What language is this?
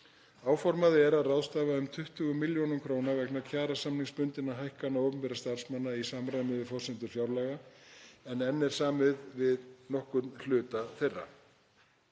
Icelandic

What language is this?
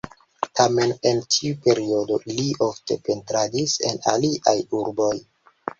Esperanto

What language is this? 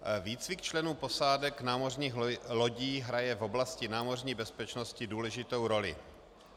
Czech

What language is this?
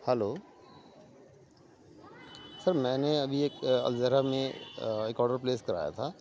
Urdu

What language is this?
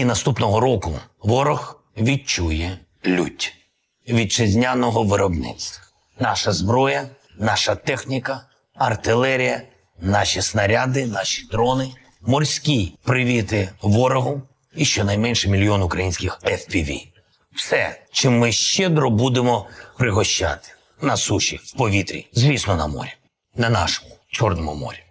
Ukrainian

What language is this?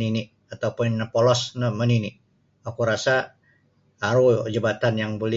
Sabah Bisaya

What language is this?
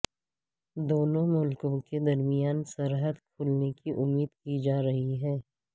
Urdu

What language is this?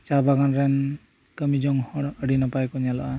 Santali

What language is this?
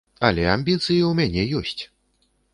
Belarusian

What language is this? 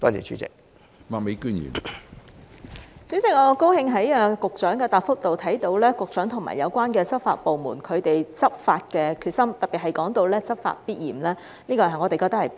Cantonese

